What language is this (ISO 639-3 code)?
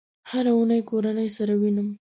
pus